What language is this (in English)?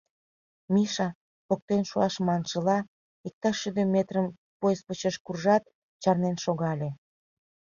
Mari